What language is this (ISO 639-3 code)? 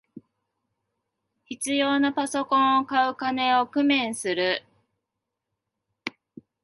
jpn